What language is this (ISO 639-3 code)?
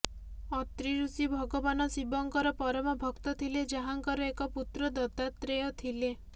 ori